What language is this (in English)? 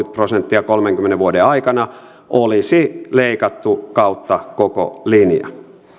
Finnish